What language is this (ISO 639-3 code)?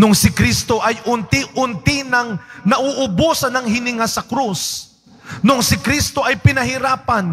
fil